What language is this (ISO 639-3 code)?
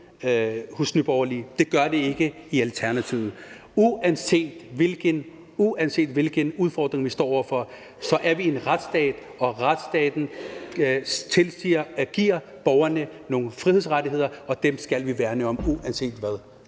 dan